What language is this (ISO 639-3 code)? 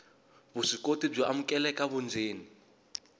tso